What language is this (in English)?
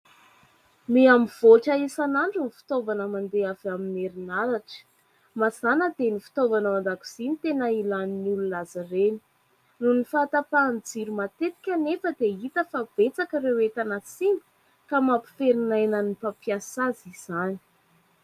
Malagasy